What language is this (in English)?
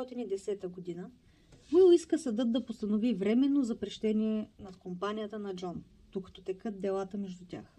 Bulgarian